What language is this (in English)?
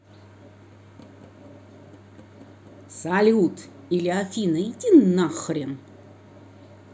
Russian